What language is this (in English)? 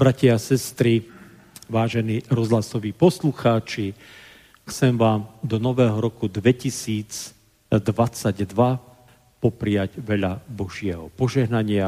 Slovak